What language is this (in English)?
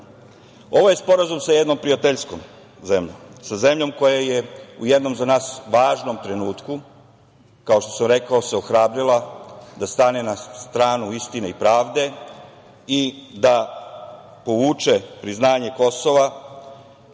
Serbian